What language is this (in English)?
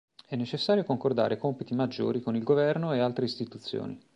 Italian